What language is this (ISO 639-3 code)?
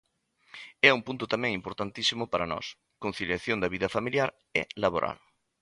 glg